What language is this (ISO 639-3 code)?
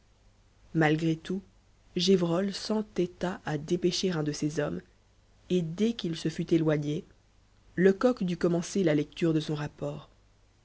fra